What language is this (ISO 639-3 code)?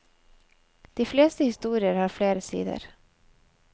nor